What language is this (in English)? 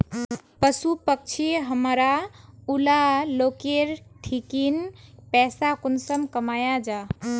Magahi